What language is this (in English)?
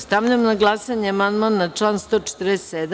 Serbian